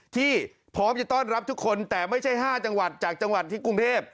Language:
Thai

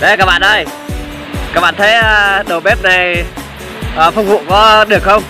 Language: Vietnamese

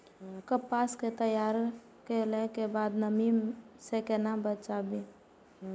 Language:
Maithili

